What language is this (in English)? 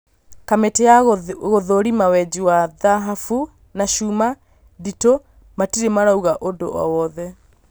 Kikuyu